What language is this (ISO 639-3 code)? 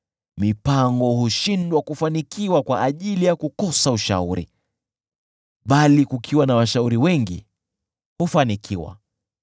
swa